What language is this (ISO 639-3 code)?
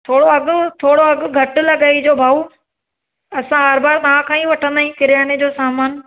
snd